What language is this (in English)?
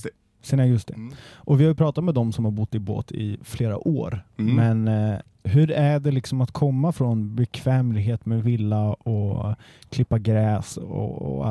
Swedish